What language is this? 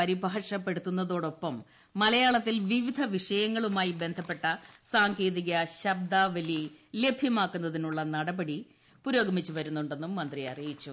Malayalam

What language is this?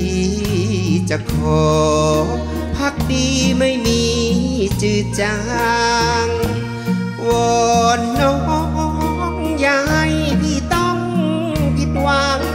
Thai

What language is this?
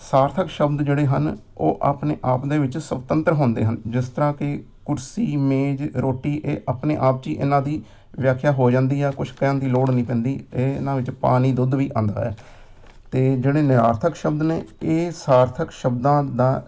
Punjabi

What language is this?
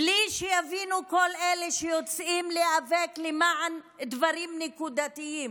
Hebrew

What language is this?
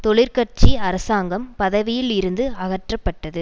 Tamil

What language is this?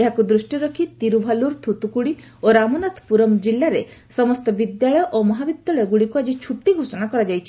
Odia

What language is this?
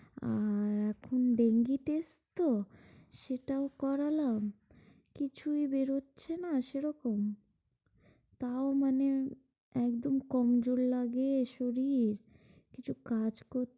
Bangla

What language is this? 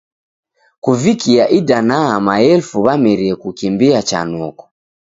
Taita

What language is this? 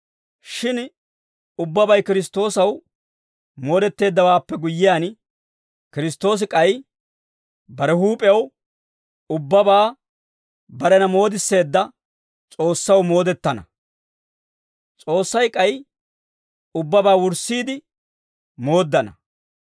Dawro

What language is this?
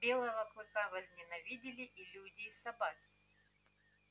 Russian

